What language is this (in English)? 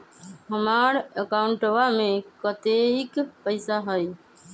Magahi